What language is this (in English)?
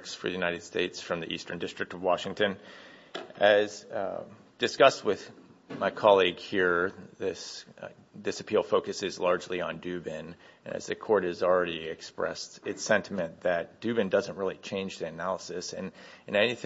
English